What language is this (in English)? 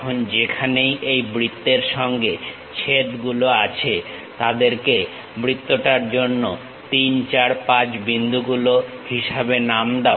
Bangla